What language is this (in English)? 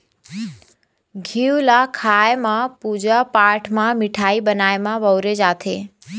Chhattisgarhi